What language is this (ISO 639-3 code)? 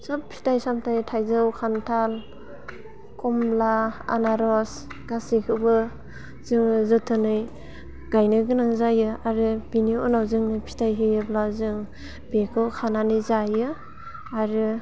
brx